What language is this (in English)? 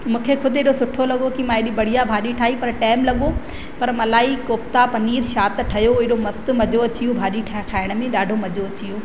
Sindhi